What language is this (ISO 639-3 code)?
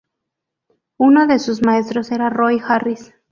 spa